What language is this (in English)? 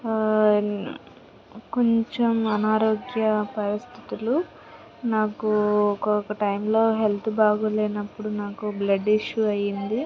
Telugu